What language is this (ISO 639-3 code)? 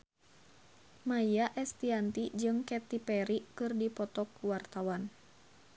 sun